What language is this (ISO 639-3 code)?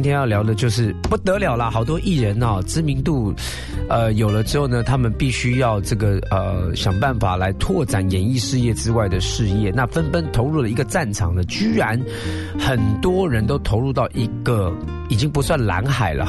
zho